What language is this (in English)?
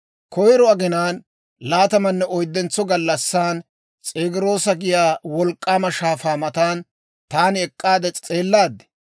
Dawro